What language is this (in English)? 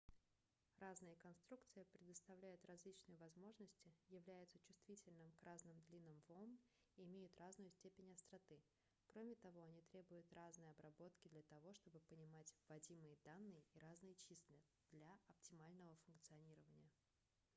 Russian